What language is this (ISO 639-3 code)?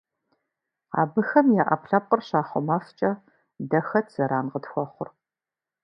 kbd